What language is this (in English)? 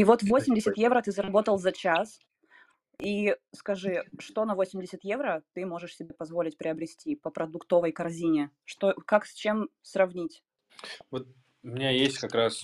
Russian